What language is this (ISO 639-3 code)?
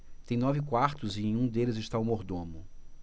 por